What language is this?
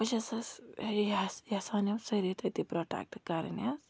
Kashmiri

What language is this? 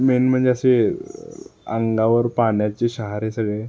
Marathi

